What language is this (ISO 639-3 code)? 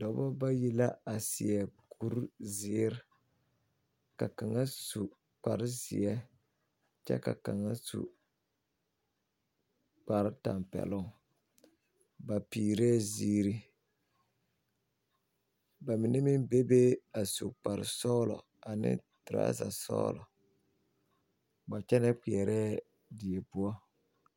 dga